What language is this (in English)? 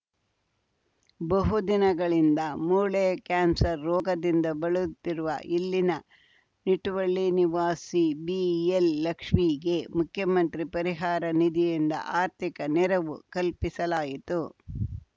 Kannada